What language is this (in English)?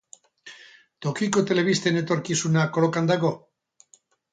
Basque